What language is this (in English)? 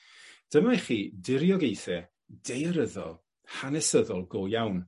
Welsh